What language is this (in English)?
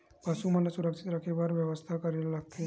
Chhattisgarhi